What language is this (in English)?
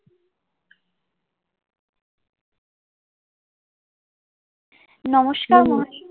Bangla